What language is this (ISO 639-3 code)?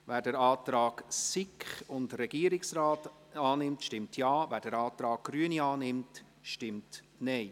gsw